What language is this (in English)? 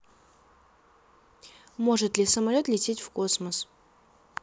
Russian